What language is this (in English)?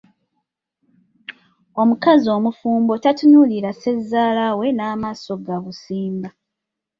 Ganda